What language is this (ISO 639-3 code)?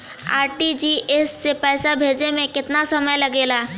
bho